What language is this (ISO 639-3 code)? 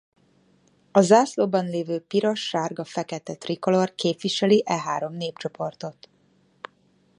hun